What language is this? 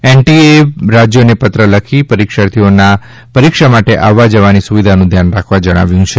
Gujarati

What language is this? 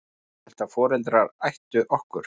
Icelandic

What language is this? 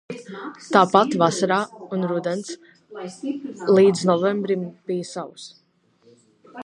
Latvian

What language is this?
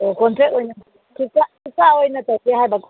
Manipuri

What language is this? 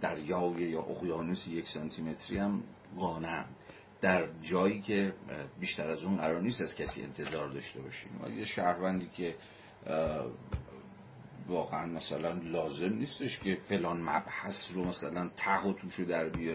Persian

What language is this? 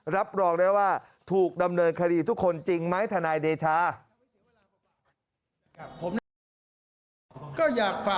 Thai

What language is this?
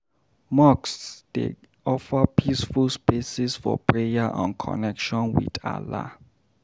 Nigerian Pidgin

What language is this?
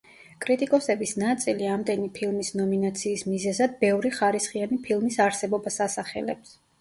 Georgian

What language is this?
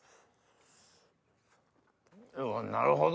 Japanese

